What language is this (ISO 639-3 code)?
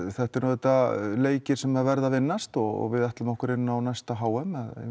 isl